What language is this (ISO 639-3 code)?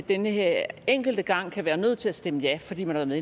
dan